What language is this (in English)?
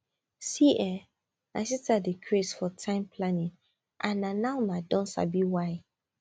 Nigerian Pidgin